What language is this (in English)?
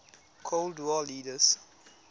Tswana